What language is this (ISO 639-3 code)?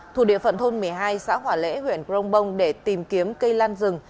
vie